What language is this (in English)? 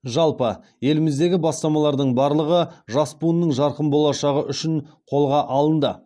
Kazakh